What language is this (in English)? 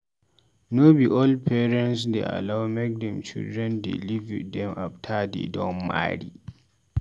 Nigerian Pidgin